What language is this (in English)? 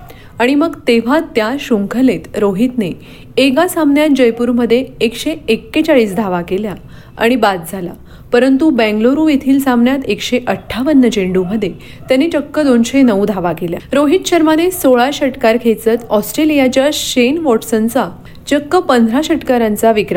Marathi